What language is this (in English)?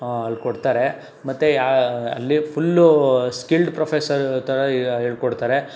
Kannada